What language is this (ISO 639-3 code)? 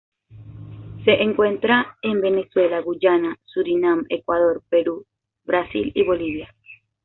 spa